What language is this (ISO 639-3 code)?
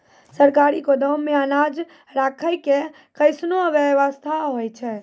mai